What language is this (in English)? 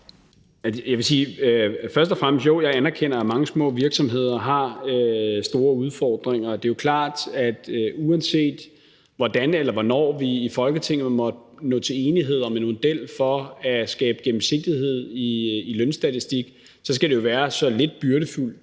Danish